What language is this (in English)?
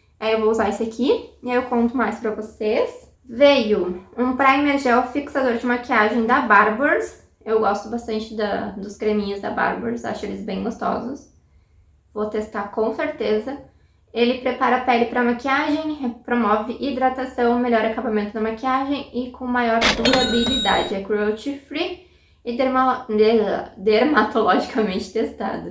Portuguese